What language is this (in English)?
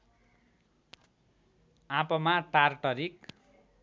Nepali